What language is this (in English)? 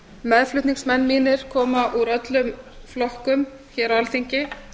Icelandic